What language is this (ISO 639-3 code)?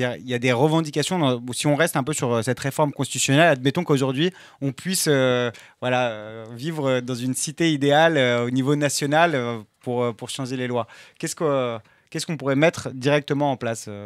fra